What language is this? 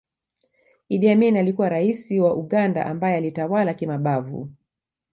Swahili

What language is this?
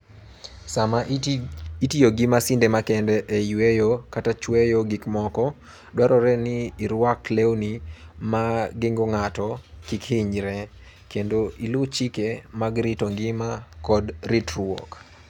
Luo (Kenya and Tanzania)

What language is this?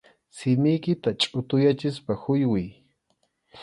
Arequipa-La Unión Quechua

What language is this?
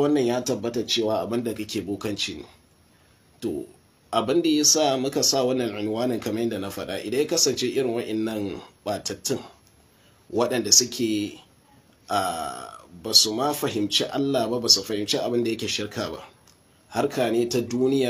Arabic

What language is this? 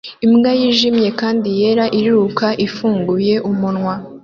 Kinyarwanda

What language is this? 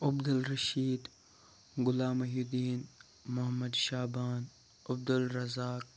Kashmiri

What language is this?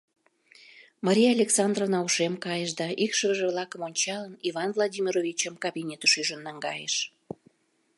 Mari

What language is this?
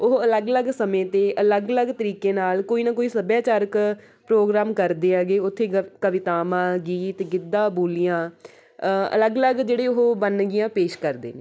Punjabi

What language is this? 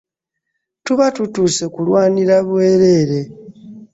Ganda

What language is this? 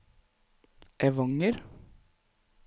Norwegian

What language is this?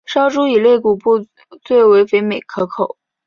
Chinese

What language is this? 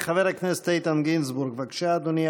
Hebrew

